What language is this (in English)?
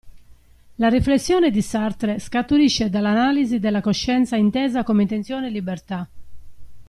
Italian